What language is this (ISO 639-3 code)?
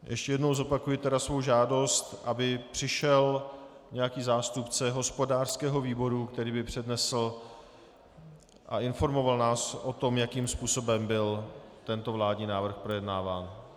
ces